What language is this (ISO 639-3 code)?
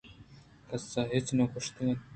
bgp